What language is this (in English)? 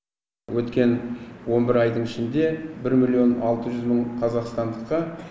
Kazakh